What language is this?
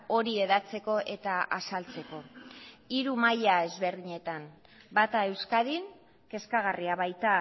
Basque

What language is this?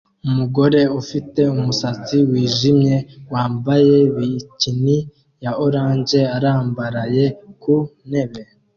Kinyarwanda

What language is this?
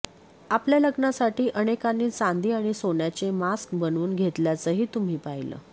Marathi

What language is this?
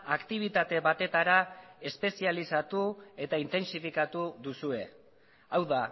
Basque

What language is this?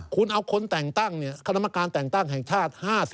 Thai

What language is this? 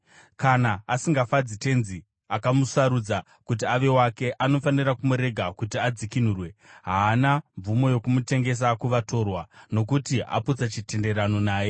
Shona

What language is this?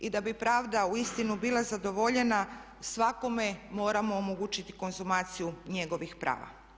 Croatian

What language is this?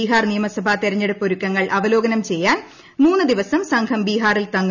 Malayalam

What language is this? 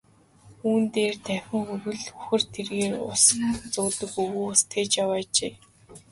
Mongolian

